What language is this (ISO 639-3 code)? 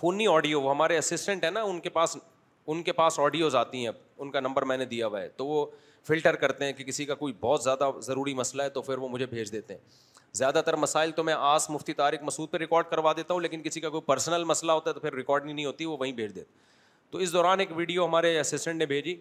urd